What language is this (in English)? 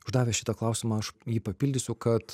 Lithuanian